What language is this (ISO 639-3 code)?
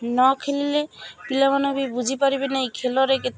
ori